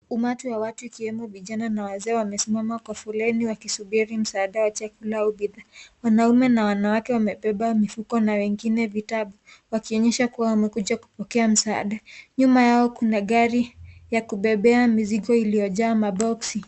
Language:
Swahili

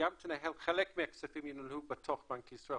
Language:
Hebrew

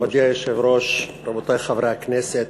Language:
Hebrew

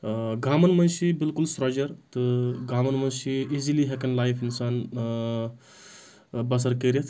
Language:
Kashmiri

